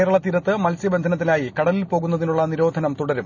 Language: Malayalam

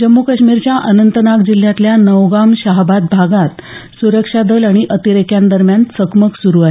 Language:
Marathi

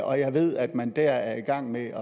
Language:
Danish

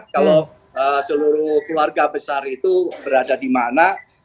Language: Indonesian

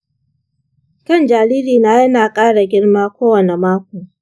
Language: Hausa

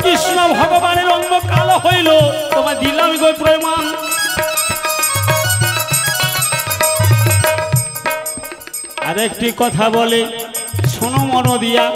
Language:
Bangla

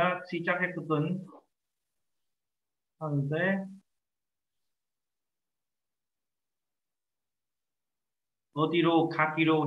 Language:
Vietnamese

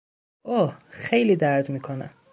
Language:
Persian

